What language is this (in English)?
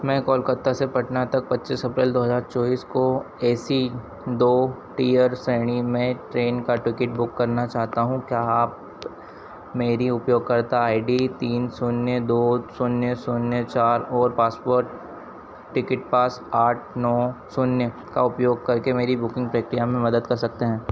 Hindi